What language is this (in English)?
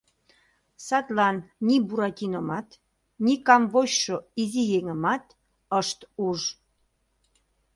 Mari